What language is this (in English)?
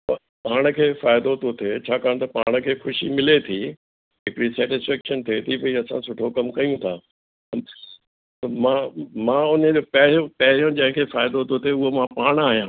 Sindhi